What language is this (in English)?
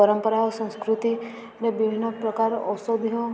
Odia